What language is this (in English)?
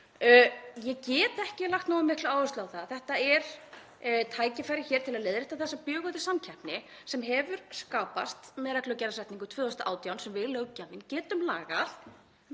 Icelandic